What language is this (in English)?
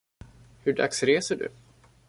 Swedish